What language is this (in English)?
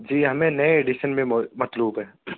Urdu